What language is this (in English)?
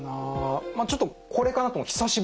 Japanese